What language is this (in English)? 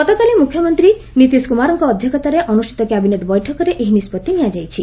Odia